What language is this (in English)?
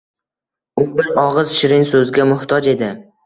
Uzbek